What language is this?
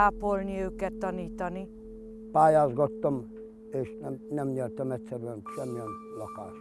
Hungarian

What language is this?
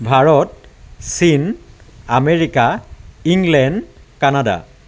Assamese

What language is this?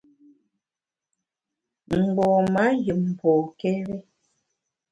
Bamun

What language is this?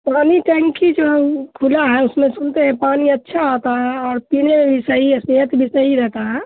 Urdu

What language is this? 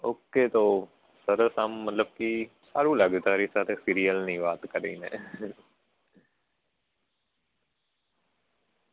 Gujarati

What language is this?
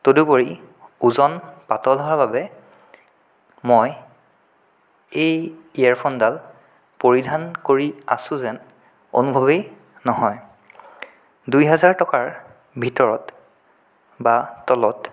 Assamese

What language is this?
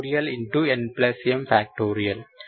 Telugu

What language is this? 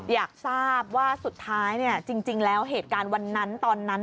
Thai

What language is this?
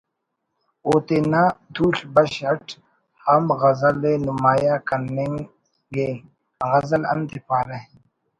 Brahui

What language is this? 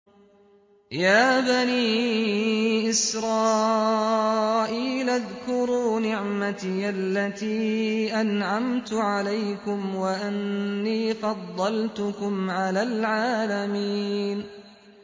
Arabic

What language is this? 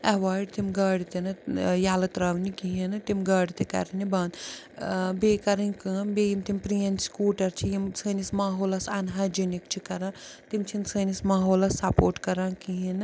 Kashmiri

